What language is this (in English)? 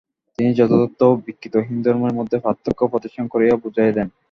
Bangla